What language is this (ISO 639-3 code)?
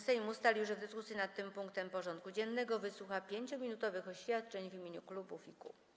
pol